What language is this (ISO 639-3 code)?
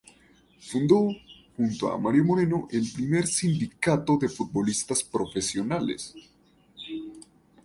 spa